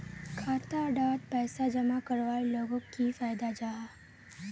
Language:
Magahi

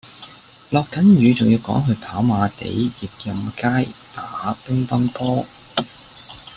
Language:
Cantonese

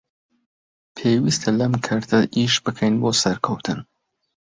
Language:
Central Kurdish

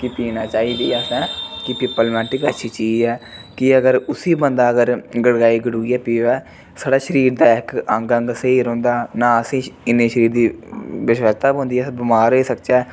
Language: Dogri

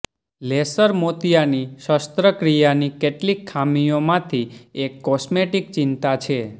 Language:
Gujarati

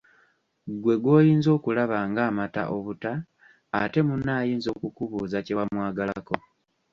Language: Ganda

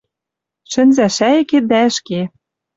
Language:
Western Mari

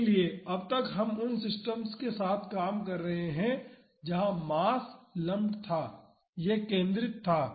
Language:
Hindi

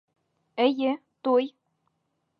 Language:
Bashkir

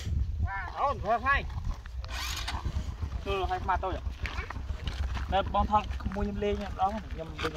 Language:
Thai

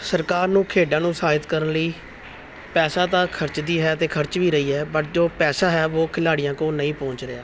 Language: Punjabi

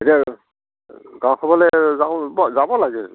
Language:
Assamese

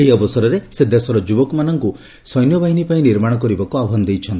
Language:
Odia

